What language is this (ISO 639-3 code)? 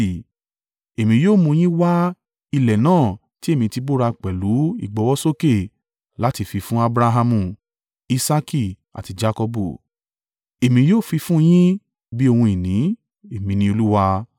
yor